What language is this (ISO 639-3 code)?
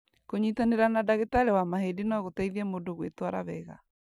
kik